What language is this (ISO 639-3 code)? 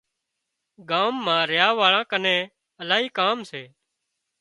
kxp